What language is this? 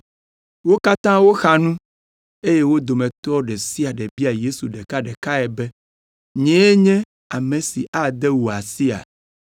Ewe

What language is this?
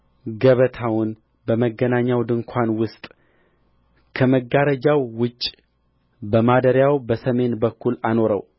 Amharic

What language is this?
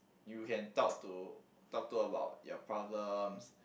English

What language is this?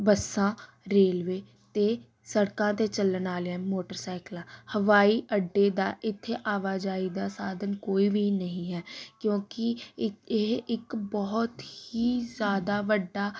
Punjabi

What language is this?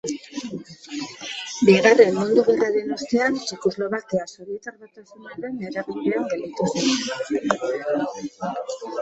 Basque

